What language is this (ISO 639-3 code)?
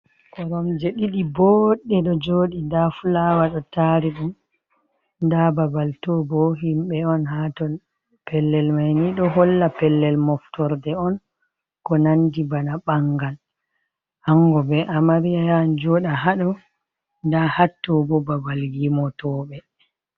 ful